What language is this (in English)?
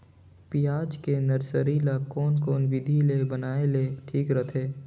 Chhattisgarhi